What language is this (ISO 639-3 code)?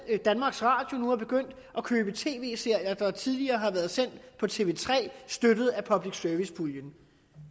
dan